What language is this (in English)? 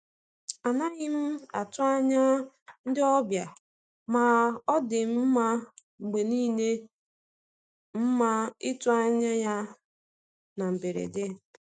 Igbo